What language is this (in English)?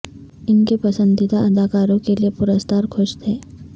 Urdu